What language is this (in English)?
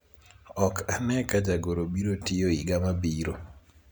Luo (Kenya and Tanzania)